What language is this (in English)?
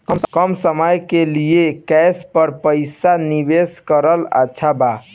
Bhojpuri